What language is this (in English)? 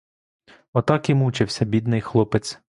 Ukrainian